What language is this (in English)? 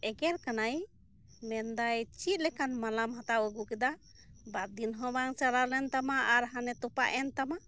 Santali